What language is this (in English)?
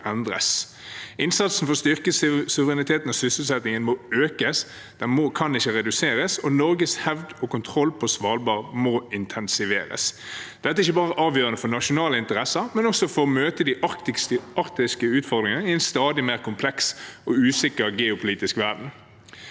Norwegian